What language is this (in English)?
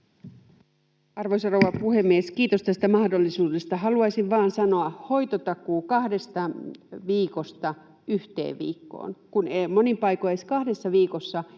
Finnish